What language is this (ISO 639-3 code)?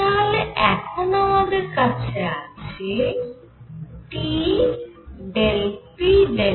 ben